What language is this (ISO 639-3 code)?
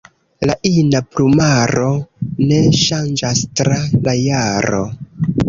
epo